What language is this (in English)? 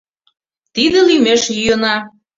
Mari